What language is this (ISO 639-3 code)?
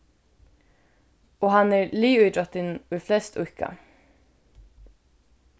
fao